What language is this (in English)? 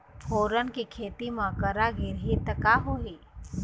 Chhattisgarhi